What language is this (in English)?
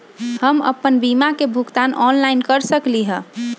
Magahi